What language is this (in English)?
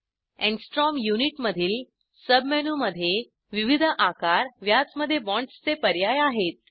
Marathi